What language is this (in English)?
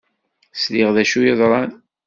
Kabyle